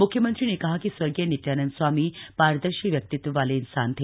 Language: Hindi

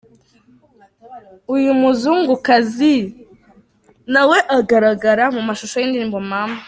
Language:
Kinyarwanda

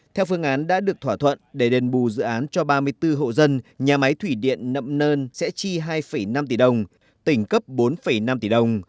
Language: Vietnamese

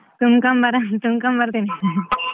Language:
Kannada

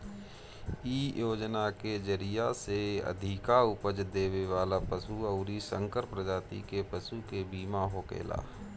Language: Bhojpuri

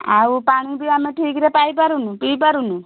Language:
Odia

